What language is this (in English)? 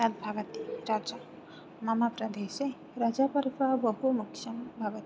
Sanskrit